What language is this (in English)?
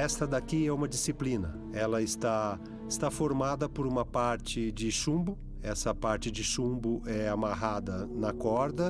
Portuguese